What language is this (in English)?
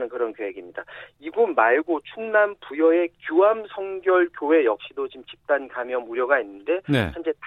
Korean